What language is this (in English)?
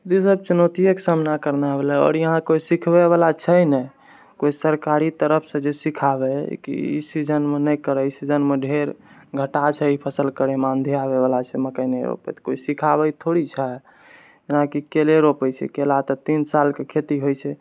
Maithili